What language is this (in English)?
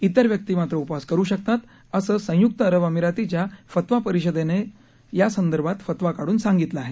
Marathi